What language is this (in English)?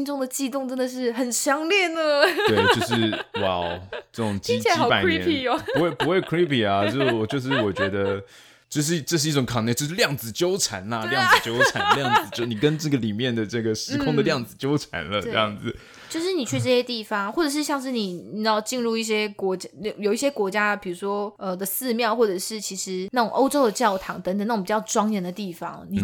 Chinese